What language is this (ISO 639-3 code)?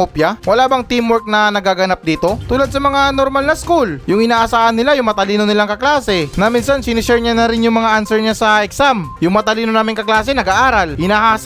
fil